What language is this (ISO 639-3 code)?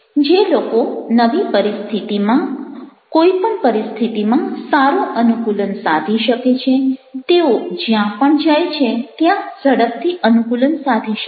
guj